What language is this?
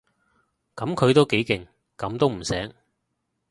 Cantonese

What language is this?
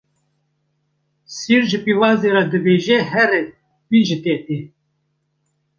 Kurdish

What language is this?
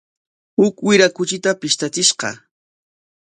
Corongo Ancash Quechua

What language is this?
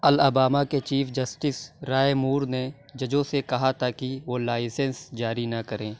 Urdu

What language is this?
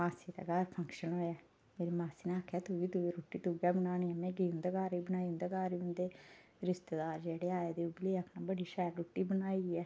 Dogri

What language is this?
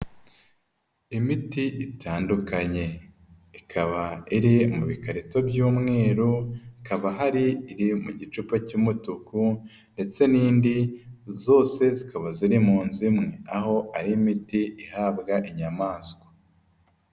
Kinyarwanda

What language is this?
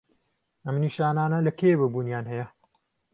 Central Kurdish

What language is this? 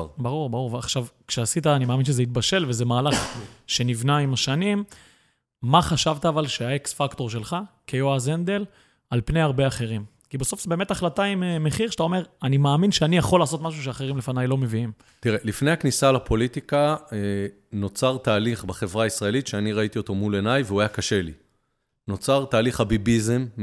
Hebrew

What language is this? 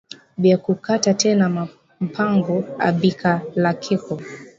Swahili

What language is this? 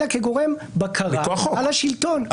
Hebrew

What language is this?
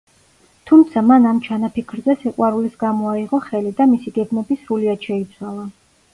Georgian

